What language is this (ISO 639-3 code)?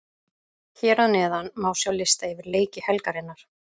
isl